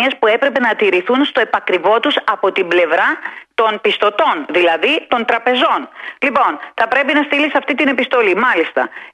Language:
Greek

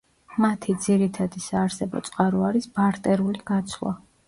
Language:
Georgian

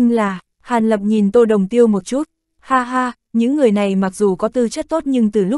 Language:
Vietnamese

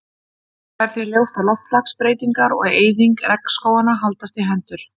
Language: Icelandic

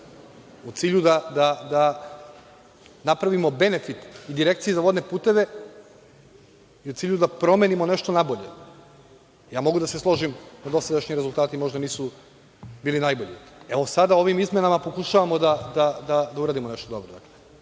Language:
Serbian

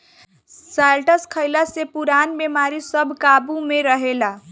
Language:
Bhojpuri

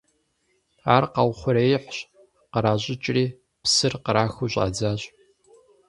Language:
Kabardian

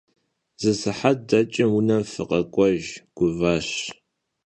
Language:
Kabardian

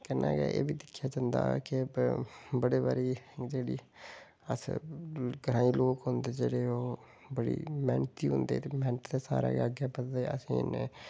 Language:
Dogri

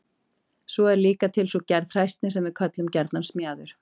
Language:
Icelandic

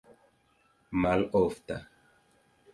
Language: Esperanto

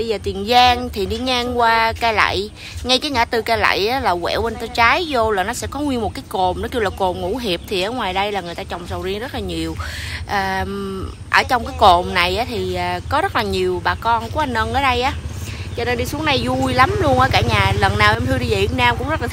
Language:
Vietnamese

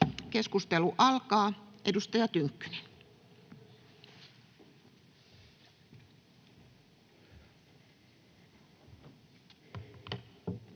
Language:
Finnish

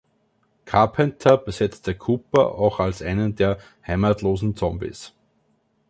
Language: German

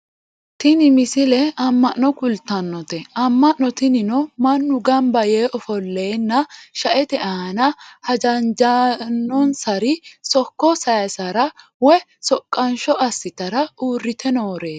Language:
Sidamo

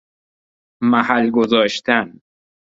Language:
Persian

